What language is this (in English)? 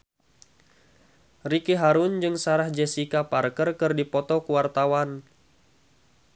Sundanese